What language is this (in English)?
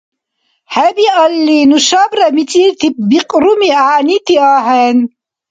Dargwa